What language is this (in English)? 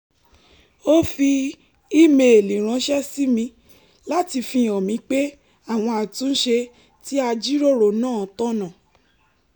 Yoruba